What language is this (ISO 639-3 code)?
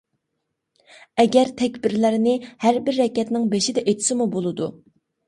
uig